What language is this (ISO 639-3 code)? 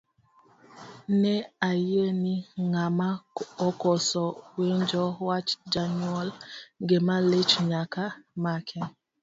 luo